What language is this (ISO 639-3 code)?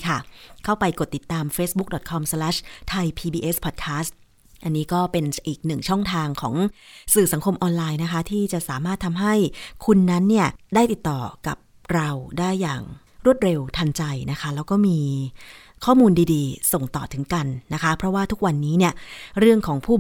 tha